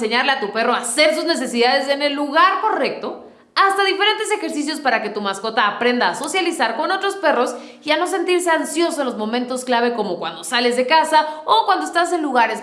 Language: Spanish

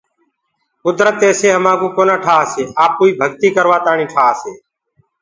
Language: Gurgula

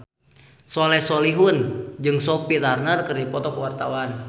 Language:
Sundanese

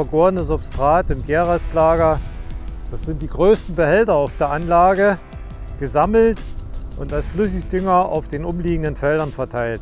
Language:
German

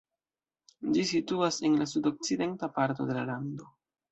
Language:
Esperanto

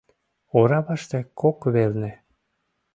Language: Mari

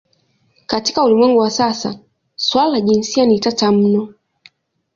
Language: Swahili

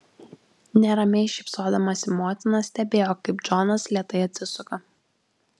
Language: Lithuanian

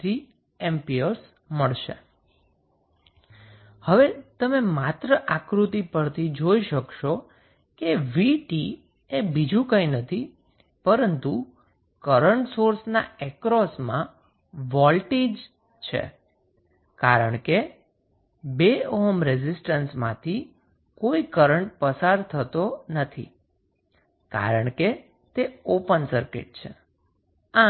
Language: Gujarati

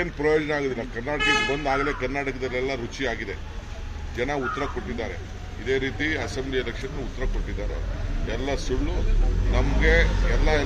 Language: Romanian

